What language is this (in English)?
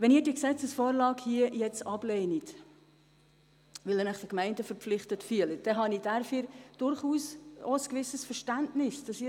Swiss German